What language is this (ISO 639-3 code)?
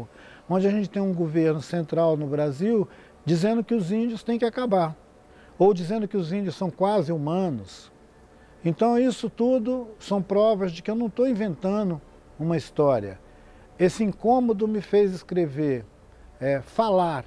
por